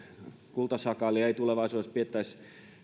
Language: Finnish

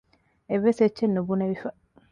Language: Divehi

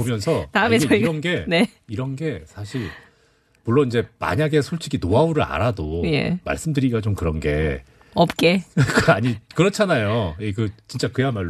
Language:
Korean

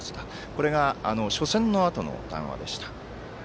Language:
Japanese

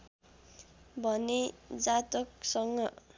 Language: Nepali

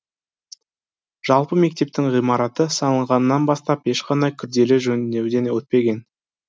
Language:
Kazakh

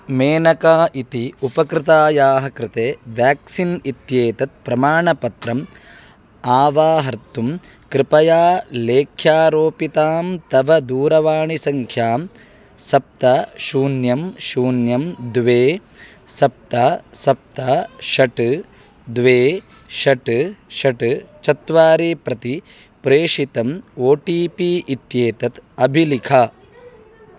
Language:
Sanskrit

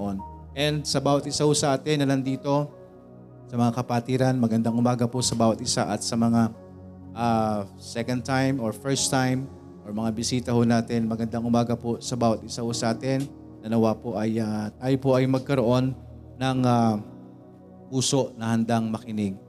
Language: Filipino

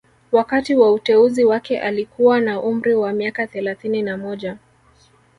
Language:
Swahili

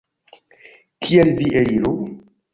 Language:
Esperanto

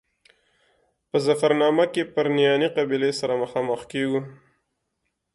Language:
Pashto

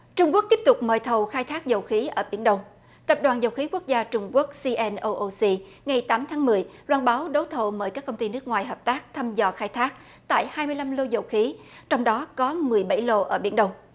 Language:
Vietnamese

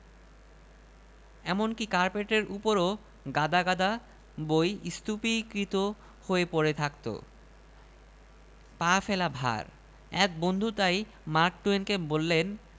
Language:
Bangla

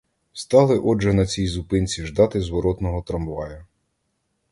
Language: Ukrainian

